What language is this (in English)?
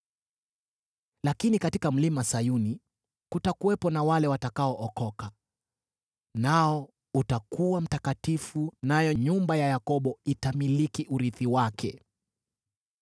Swahili